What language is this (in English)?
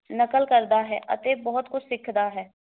Punjabi